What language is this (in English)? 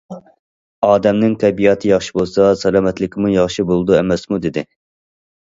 Uyghur